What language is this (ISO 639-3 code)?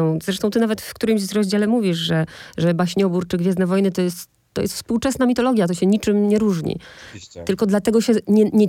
pol